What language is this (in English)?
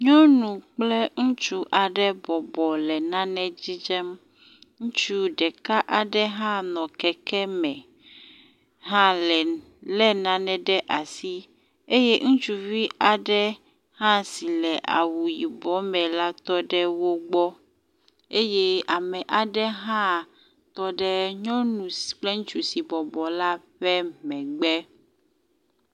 Ewe